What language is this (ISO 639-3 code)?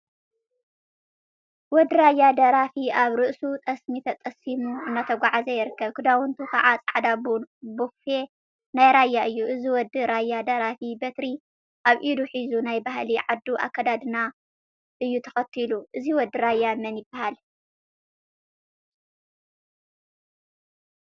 tir